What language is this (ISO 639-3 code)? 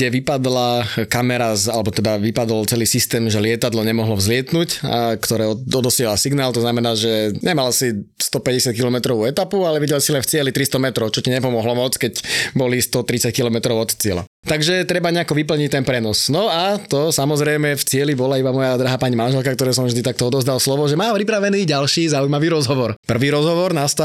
slk